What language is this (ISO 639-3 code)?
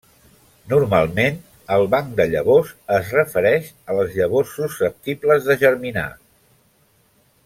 cat